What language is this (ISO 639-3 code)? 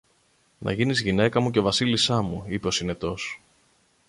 ell